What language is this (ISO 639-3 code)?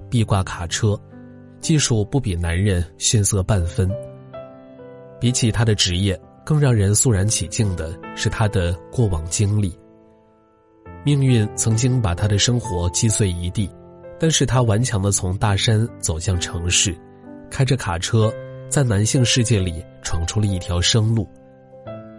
zho